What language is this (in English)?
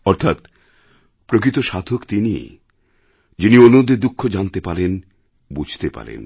Bangla